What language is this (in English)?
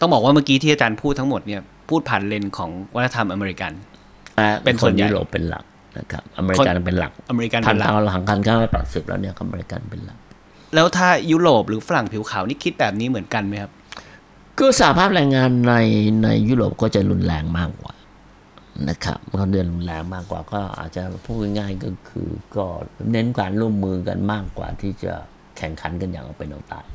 Thai